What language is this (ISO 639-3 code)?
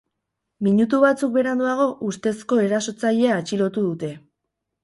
eus